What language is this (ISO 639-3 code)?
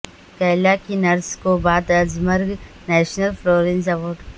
urd